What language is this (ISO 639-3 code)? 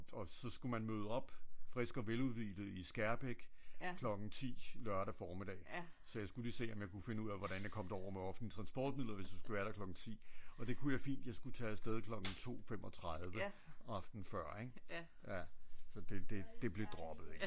dan